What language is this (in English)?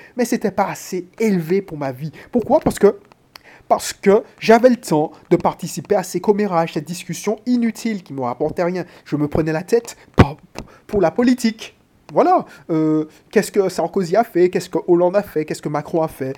French